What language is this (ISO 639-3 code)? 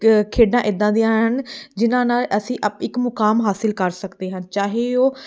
pan